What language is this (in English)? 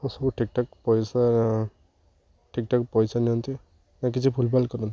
Odia